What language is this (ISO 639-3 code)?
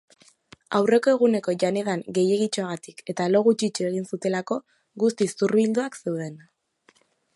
eus